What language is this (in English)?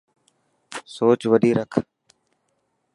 Dhatki